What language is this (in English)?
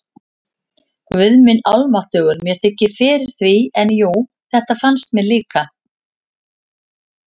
Icelandic